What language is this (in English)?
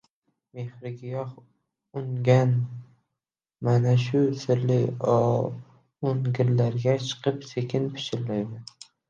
Uzbek